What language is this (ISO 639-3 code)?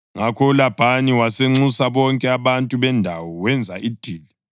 nde